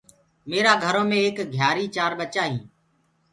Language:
Gurgula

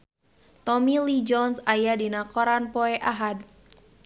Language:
Sundanese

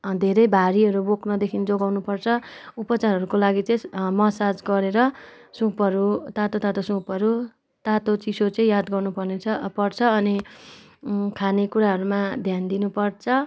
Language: Nepali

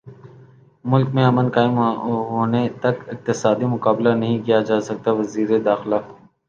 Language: Urdu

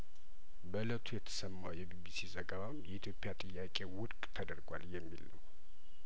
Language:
Amharic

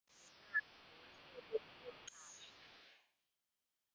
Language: Chinese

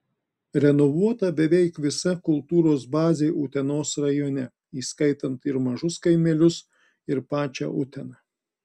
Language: Lithuanian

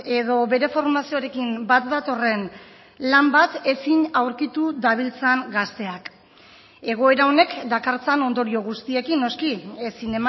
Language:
Basque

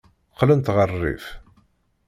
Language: Kabyle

